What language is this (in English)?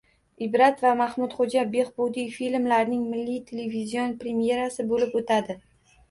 Uzbek